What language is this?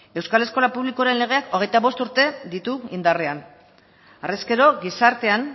Basque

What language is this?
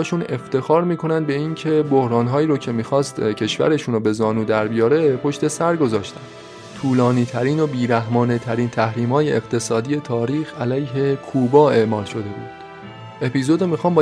Persian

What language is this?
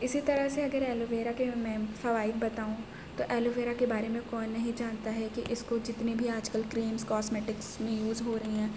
Urdu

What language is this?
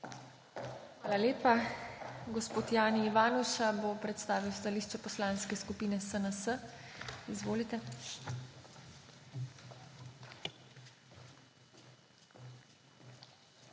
Slovenian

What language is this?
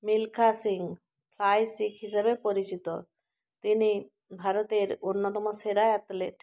Bangla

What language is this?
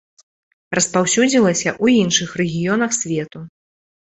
Belarusian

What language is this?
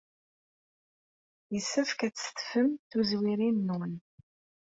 Kabyle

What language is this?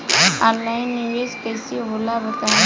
Bhojpuri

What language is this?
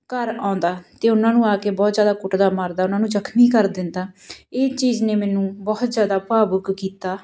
Punjabi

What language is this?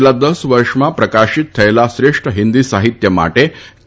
Gujarati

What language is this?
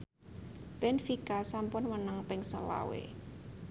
Javanese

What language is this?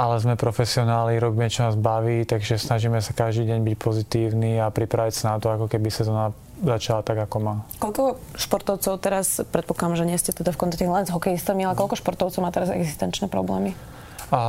Slovak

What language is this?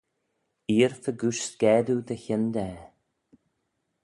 Manx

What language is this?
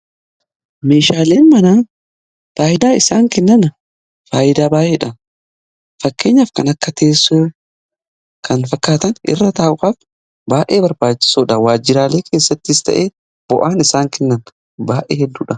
Oromo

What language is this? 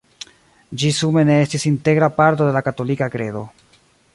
Esperanto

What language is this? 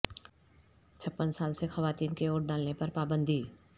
Urdu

